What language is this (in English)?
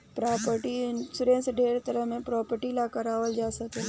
Bhojpuri